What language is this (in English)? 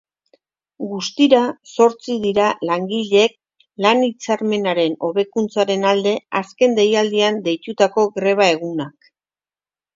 Basque